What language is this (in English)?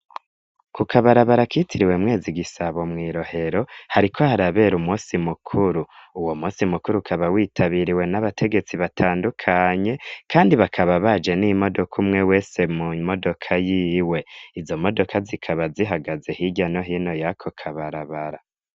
Rundi